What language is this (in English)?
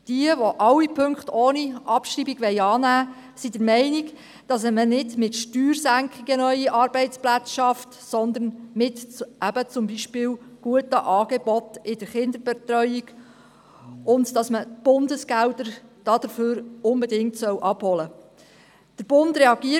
Swiss German